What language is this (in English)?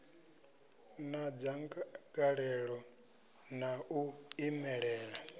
Venda